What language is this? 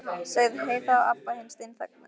Icelandic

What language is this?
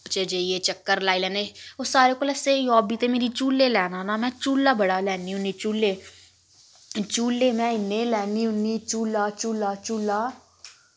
Dogri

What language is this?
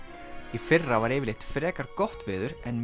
Icelandic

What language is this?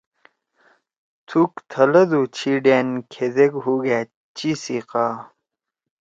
Torwali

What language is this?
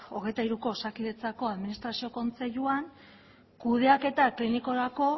Basque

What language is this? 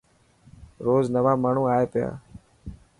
Dhatki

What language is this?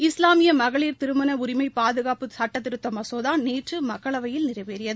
Tamil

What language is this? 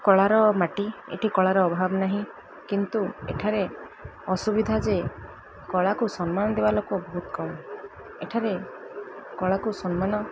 Odia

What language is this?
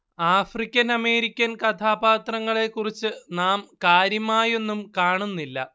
Malayalam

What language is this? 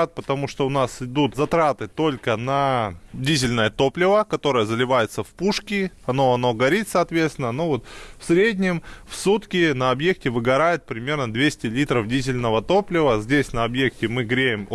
Russian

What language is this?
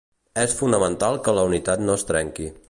Catalan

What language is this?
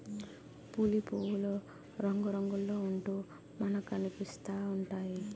Telugu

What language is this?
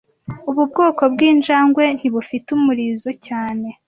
Kinyarwanda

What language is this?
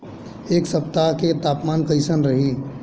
Bhojpuri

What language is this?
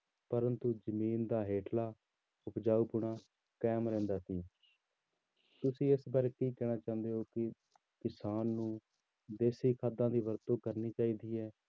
Punjabi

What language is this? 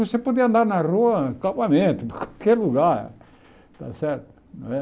Portuguese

